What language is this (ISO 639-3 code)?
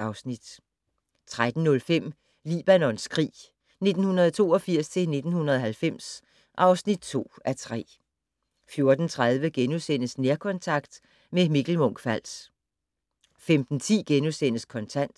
dan